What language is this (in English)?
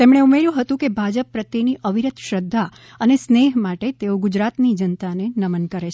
Gujarati